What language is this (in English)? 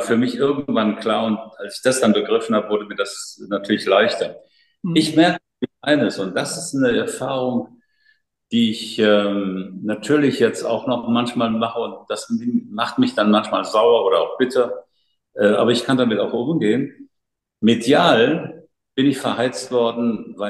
German